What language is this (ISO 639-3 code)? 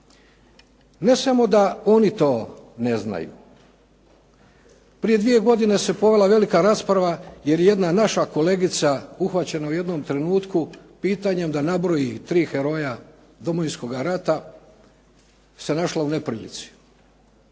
hrv